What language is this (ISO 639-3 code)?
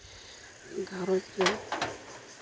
sat